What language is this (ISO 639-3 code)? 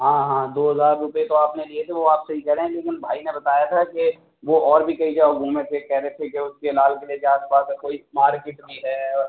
urd